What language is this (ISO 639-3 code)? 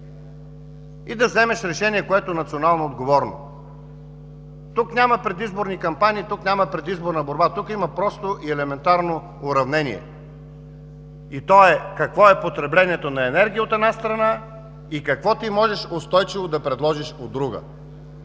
bul